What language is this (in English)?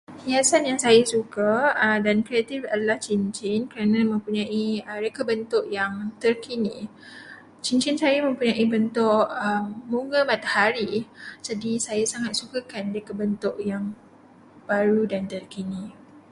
Malay